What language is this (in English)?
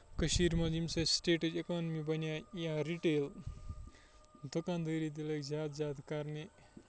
Kashmiri